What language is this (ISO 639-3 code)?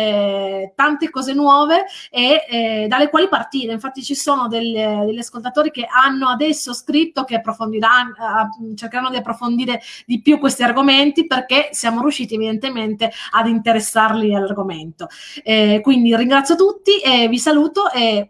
ita